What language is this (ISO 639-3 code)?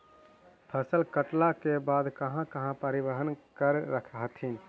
mag